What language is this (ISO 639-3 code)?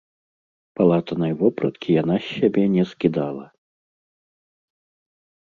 bel